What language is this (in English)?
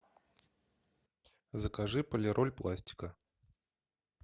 Russian